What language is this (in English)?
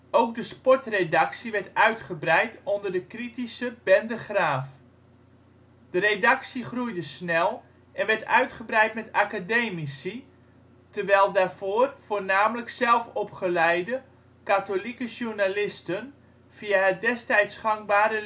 Dutch